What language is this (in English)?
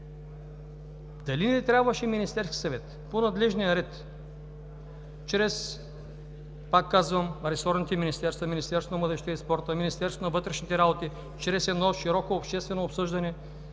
Bulgarian